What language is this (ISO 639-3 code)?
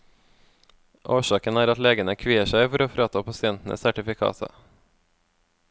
nor